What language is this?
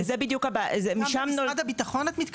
Hebrew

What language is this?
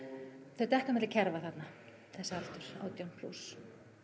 Icelandic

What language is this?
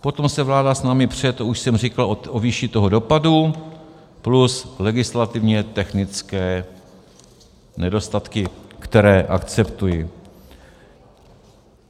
Czech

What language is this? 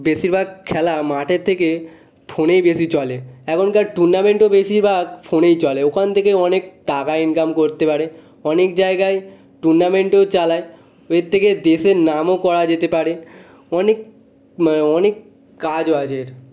Bangla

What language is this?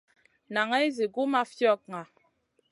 Masana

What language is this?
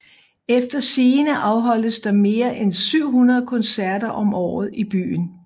Danish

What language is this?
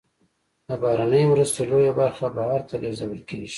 Pashto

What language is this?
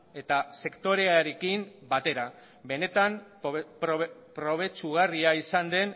Basque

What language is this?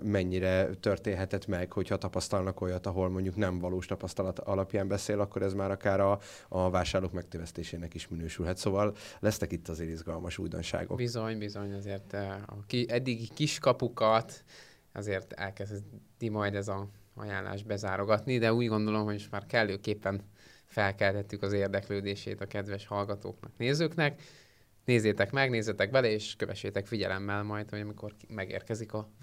Hungarian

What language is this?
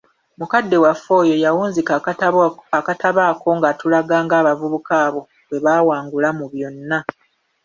Ganda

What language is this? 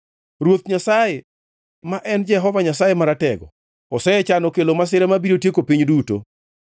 Luo (Kenya and Tanzania)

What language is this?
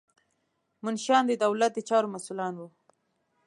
Pashto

